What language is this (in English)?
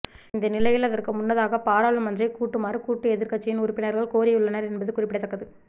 Tamil